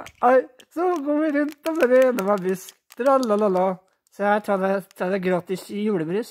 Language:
Norwegian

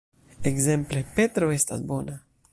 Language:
Esperanto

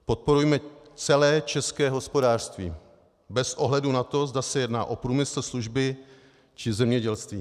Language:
Czech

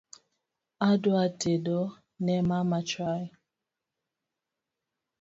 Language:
Luo (Kenya and Tanzania)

